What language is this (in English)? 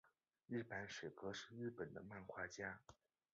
Chinese